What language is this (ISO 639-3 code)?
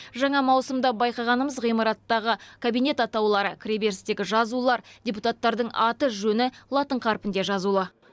kaz